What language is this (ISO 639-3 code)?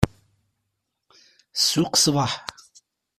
kab